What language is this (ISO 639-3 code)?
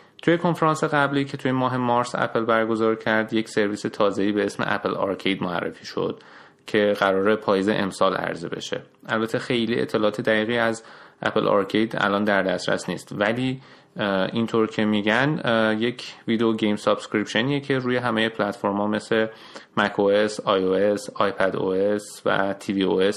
fas